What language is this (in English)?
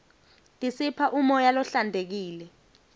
Swati